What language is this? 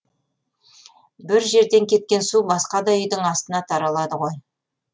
Kazakh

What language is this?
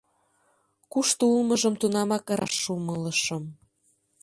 Mari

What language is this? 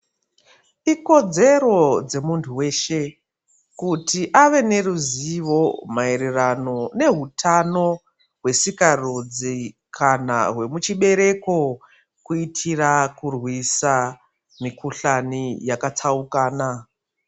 Ndau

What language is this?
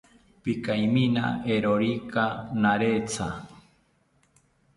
South Ucayali Ashéninka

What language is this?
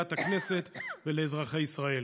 Hebrew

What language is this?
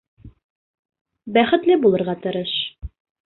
Bashkir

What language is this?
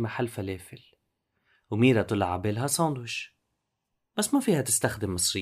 Arabic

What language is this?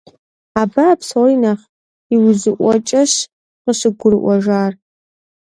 Kabardian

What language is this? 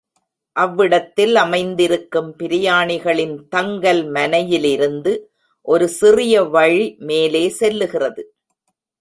Tamil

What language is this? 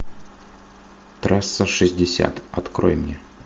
Russian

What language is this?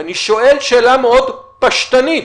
Hebrew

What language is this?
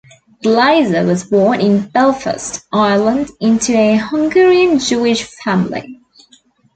English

